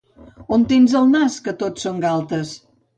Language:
Catalan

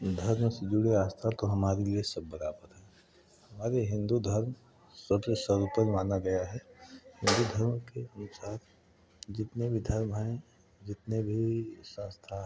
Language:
Hindi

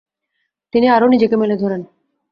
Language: Bangla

